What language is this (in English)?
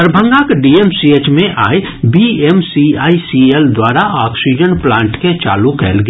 Maithili